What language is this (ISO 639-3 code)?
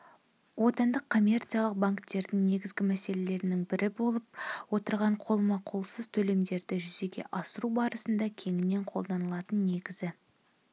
kaz